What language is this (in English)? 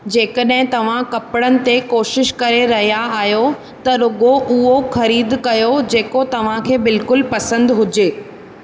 Sindhi